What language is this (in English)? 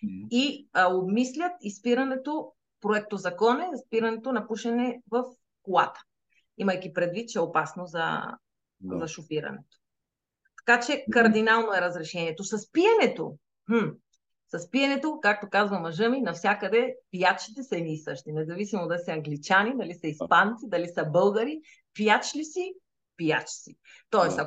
Bulgarian